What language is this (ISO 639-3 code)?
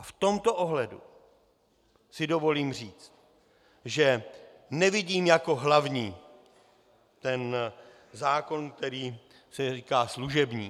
ces